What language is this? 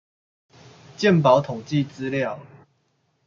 Chinese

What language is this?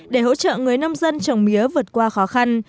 Vietnamese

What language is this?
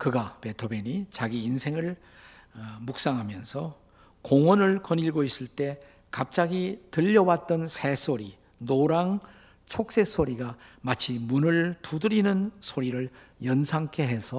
Korean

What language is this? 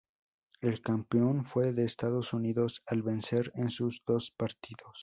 Spanish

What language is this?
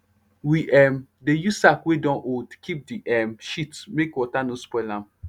Nigerian Pidgin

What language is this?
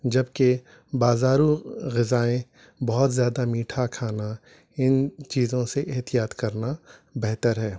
Urdu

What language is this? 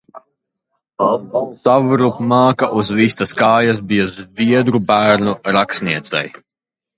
Latvian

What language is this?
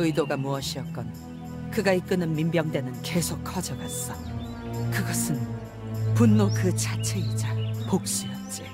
Korean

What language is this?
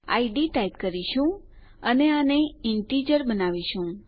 Gujarati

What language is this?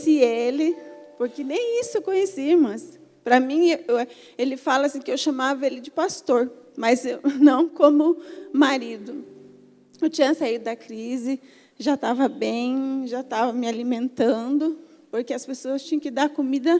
Portuguese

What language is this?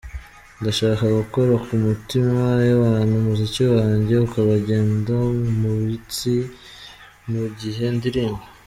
Kinyarwanda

